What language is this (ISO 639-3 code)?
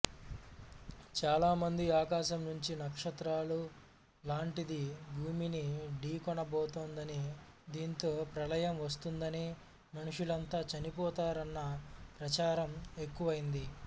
tel